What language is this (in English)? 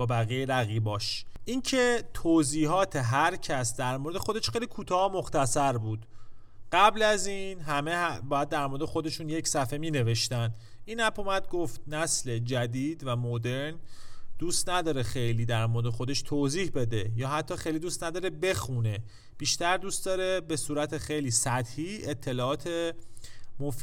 Persian